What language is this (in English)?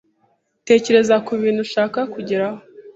Kinyarwanda